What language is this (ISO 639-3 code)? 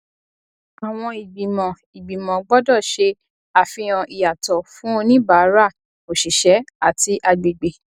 yor